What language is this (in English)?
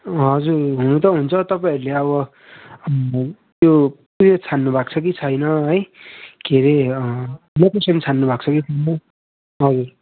Nepali